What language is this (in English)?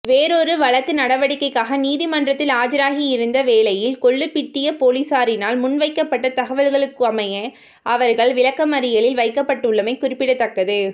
Tamil